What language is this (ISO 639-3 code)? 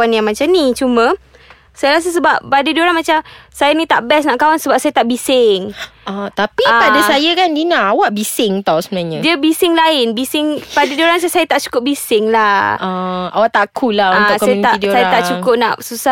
msa